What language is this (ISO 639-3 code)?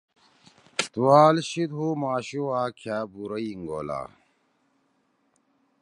trw